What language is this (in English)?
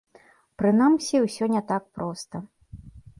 Belarusian